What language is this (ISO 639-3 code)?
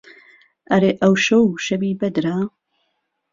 ckb